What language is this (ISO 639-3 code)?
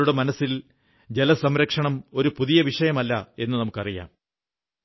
mal